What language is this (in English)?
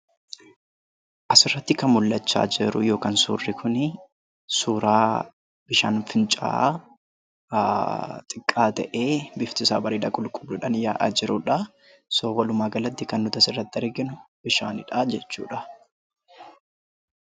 Oromo